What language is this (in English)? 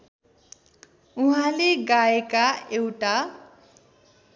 Nepali